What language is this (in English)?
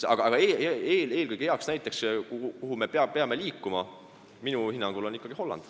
Estonian